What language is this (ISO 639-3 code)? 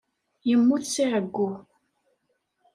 kab